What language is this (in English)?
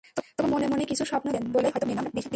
Bangla